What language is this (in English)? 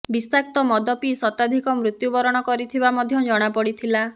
Odia